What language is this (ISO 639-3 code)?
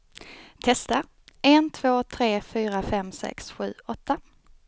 swe